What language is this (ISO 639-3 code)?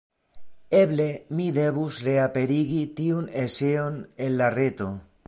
epo